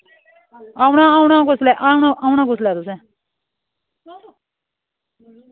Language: Dogri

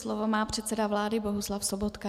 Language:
Czech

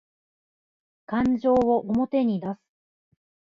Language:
Japanese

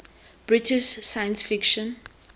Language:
Tswana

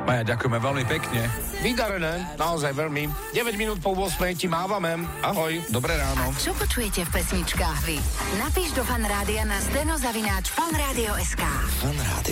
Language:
Slovak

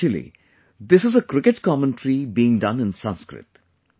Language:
English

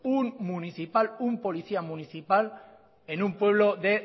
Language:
Spanish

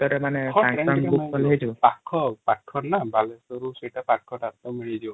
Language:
Odia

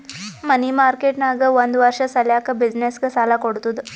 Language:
Kannada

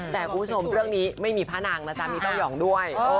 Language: Thai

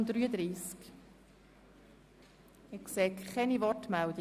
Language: Swiss German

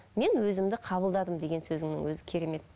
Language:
Kazakh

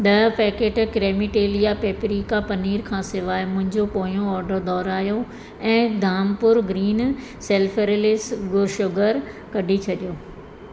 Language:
Sindhi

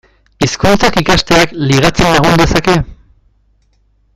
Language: Basque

